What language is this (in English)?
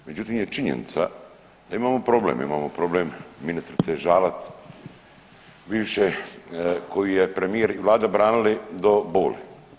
Croatian